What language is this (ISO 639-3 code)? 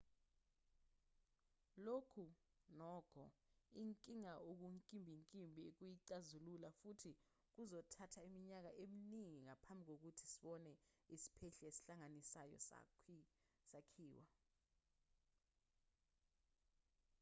zul